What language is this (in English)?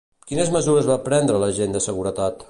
Catalan